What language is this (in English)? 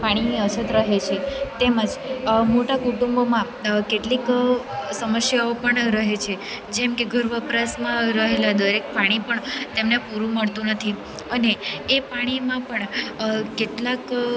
Gujarati